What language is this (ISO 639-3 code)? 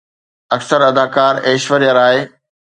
snd